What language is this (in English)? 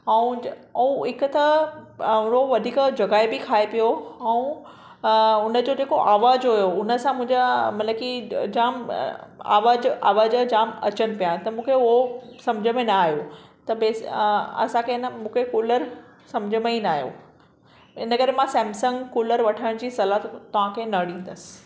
Sindhi